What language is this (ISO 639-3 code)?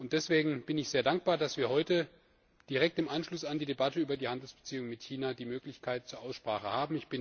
deu